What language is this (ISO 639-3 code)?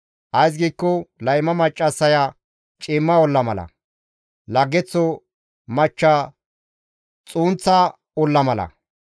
gmv